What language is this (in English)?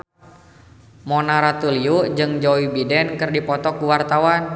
Sundanese